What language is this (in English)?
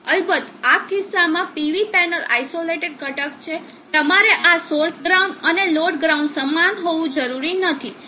Gujarati